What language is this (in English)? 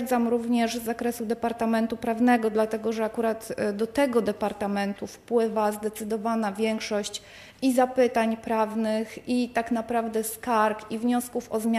Polish